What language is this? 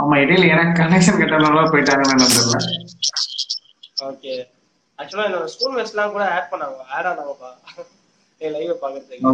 Tamil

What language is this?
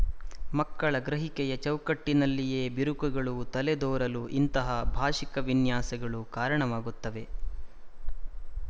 Kannada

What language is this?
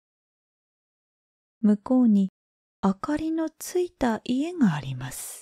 Japanese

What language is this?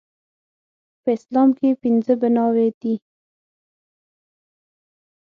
Pashto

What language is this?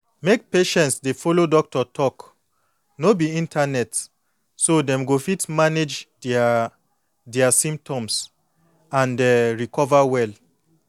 Nigerian Pidgin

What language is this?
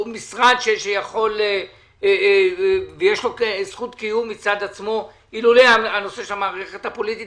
Hebrew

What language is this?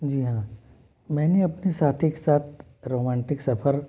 Hindi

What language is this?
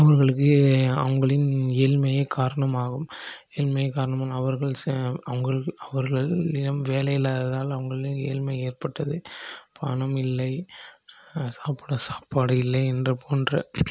Tamil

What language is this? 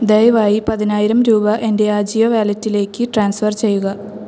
Malayalam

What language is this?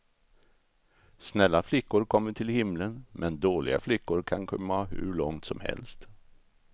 Swedish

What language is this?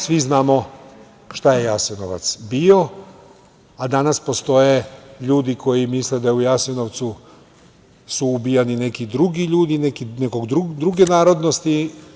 Serbian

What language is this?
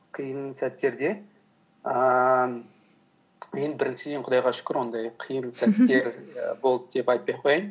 Kazakh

